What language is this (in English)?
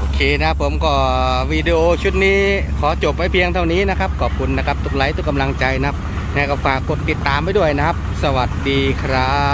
Thai